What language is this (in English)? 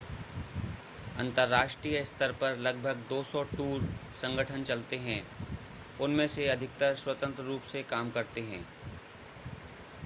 Hindi